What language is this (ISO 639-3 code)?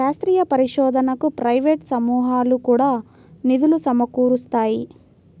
tel